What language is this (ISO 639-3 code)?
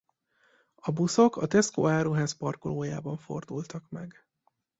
hun